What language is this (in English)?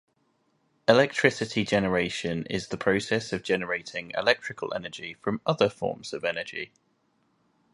English